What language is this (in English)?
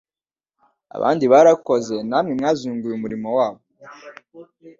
Kinyarwanda